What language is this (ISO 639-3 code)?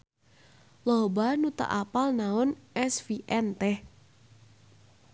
sun